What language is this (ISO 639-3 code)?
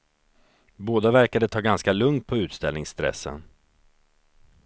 swe